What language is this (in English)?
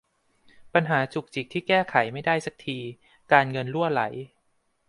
Thai